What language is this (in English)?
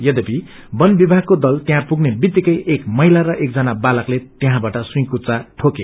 Nepali